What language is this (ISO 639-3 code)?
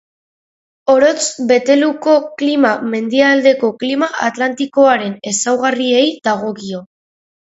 eus